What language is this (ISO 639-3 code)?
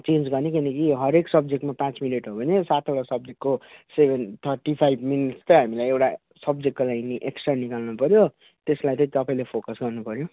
nep